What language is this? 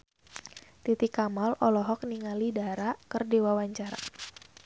Sundanese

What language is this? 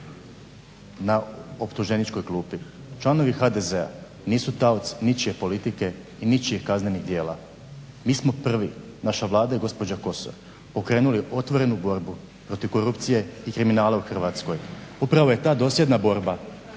Croatian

